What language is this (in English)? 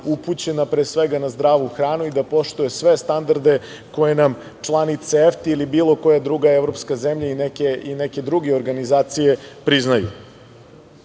Serbian